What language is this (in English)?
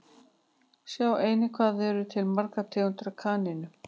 Icelandic